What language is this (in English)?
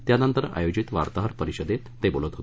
Marathi